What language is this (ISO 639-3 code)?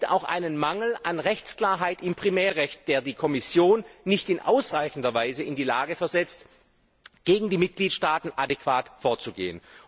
deu